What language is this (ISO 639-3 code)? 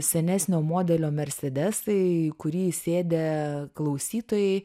lit